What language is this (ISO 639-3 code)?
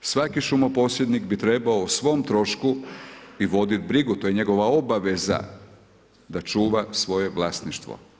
hrv